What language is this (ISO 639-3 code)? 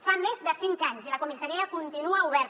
cat